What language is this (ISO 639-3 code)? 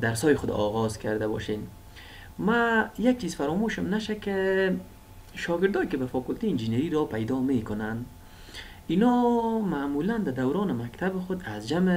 fas